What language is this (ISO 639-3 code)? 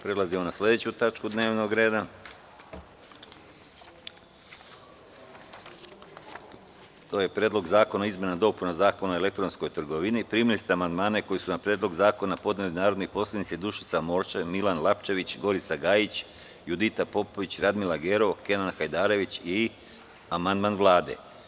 srp